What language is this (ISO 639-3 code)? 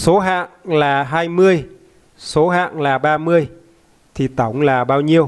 vie